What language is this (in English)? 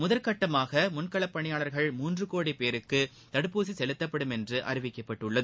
Tamil